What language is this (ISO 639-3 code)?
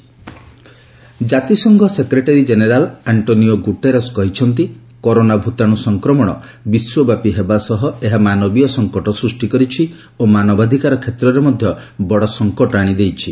ori